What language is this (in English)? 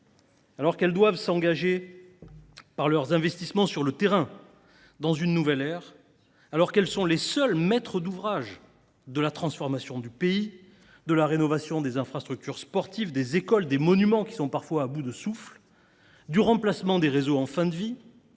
French